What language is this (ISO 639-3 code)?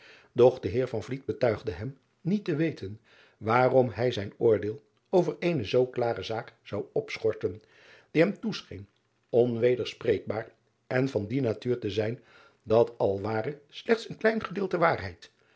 nld